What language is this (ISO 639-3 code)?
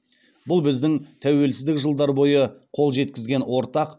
kaz